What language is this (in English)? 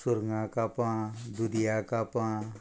Konkani